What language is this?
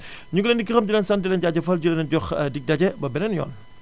Wolof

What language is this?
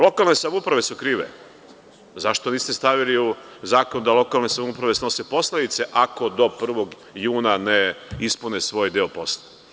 Serbian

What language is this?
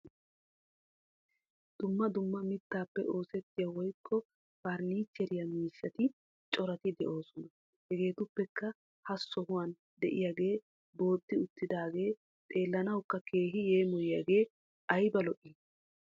Wolaytta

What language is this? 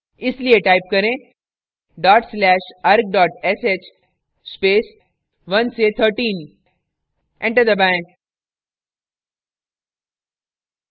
Hindi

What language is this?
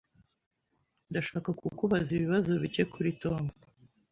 Kinyarwanda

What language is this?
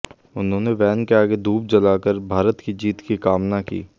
Hindi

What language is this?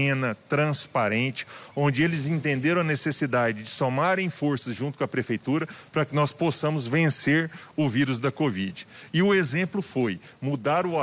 Portuguese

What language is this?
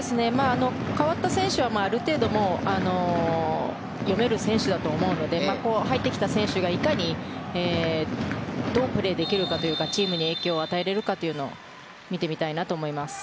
Japanese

